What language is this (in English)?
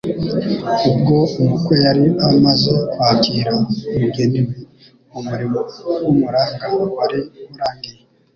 Kinyarwanda